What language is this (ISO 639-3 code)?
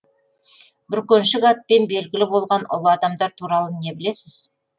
kaz